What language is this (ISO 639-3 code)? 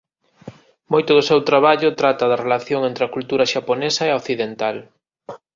glg